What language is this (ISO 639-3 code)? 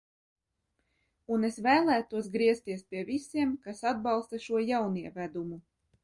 lav